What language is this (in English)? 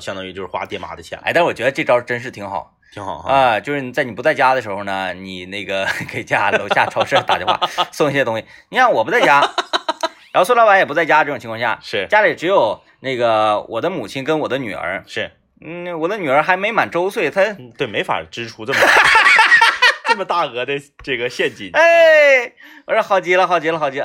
Chinese